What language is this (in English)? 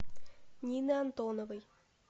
Russian